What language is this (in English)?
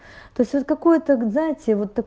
Russian